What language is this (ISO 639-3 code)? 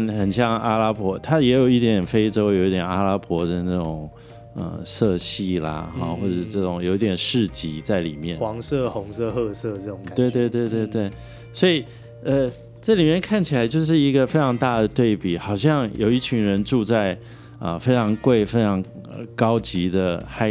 zho